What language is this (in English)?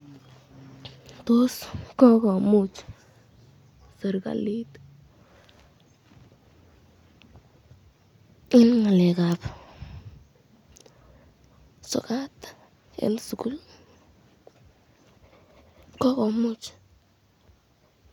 Kalenjin